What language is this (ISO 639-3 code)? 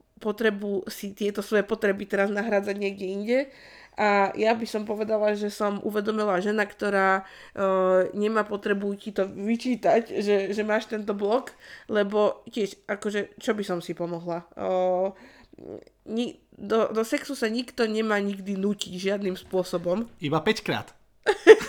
slk